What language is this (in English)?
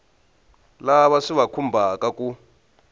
Tsonga